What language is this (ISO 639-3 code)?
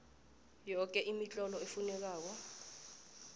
nbl